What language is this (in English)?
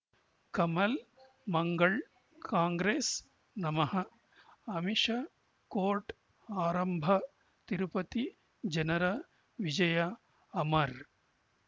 Kannada